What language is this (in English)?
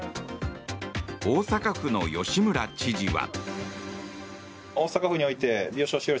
Japanese